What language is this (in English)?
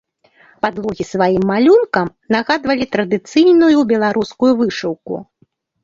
Belarusian